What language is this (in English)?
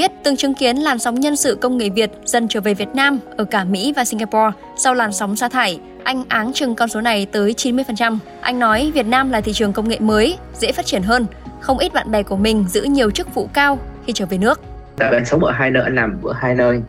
Vietnamese